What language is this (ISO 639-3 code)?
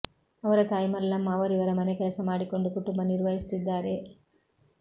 kan